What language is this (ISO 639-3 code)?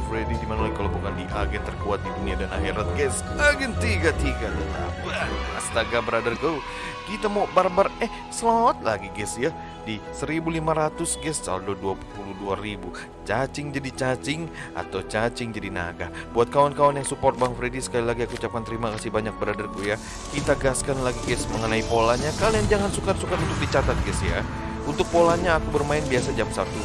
ind